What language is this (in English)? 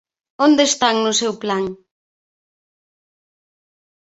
Galician